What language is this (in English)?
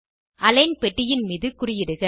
Tamil